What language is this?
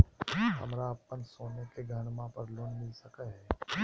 Magahi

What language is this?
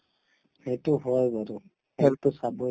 Assamese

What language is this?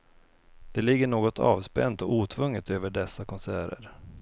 Swedish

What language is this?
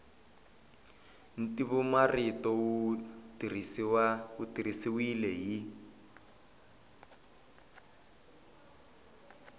Tsonga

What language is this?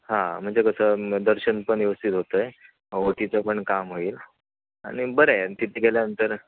Marathi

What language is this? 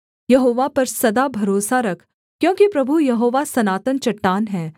Hindi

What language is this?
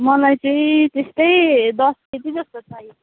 Nepali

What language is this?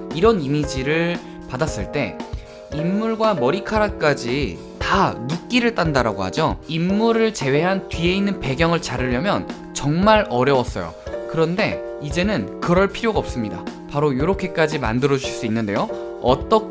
Korean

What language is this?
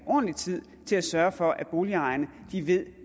Danish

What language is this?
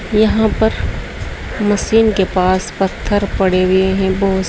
Hindi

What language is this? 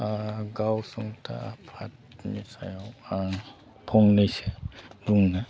Bodo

